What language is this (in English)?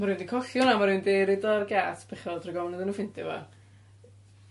Welsh